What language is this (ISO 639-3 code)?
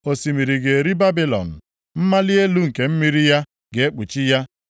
ibo